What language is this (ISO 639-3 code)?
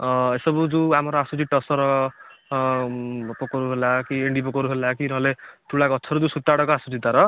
ori